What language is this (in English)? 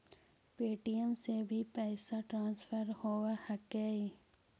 Magahi